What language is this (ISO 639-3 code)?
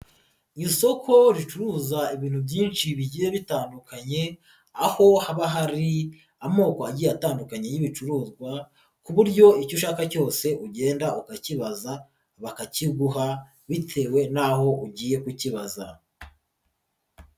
kin